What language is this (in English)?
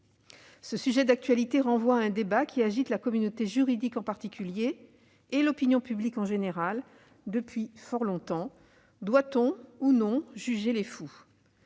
French